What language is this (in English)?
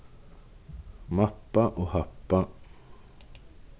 Faroese